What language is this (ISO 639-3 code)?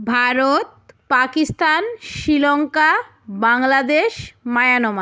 ben